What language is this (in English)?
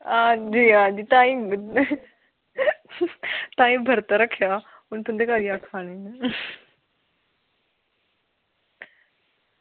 Dogri